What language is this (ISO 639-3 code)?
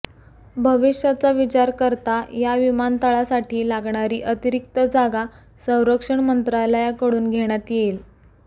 mar